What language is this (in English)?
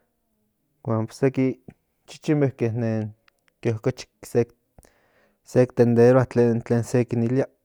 Central Nahuatl